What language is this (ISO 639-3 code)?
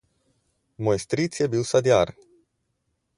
slv